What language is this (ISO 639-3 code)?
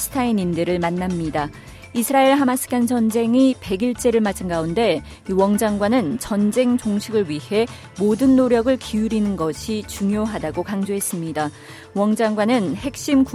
kor